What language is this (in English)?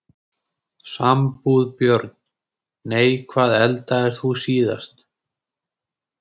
Icelandic